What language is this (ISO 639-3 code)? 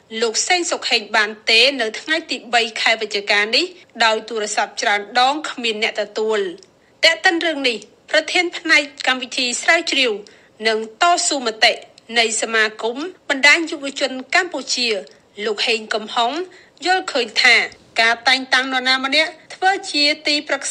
tha